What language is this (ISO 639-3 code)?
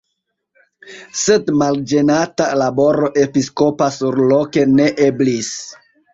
epo